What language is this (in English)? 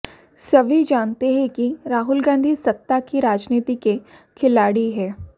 Hindi